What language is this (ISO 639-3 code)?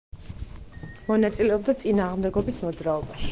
kat